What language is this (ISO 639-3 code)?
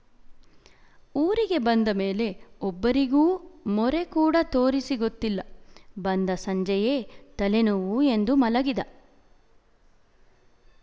kan